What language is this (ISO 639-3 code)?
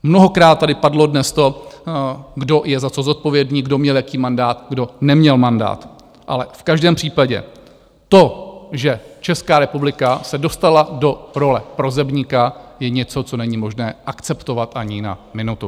ces